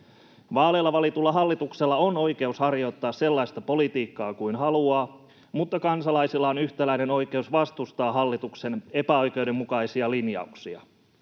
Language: Finnish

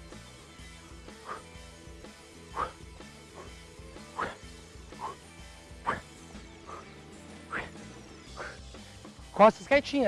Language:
Portuguese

